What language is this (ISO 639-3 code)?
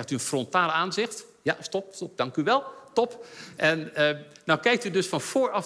nld